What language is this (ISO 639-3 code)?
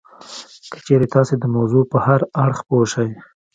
pus